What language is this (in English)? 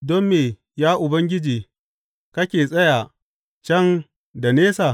Hausa